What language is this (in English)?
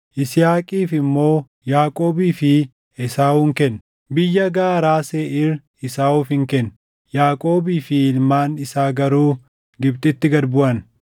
Oromo